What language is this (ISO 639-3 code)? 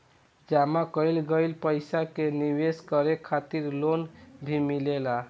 bho